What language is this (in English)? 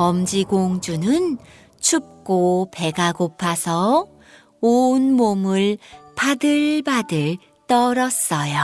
Korean